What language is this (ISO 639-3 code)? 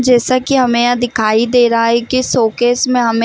hin